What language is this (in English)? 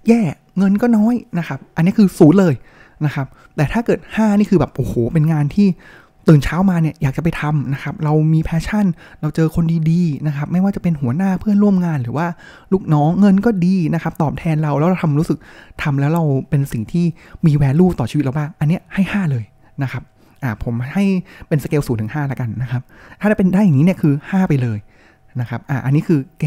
Thai